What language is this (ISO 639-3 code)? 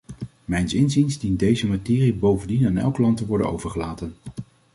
nld